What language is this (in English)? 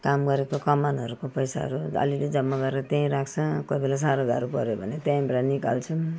Nepali